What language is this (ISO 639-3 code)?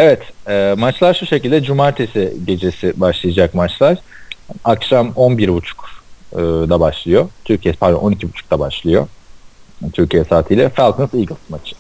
tur